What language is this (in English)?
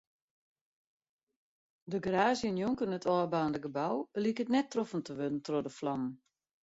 Western Frisian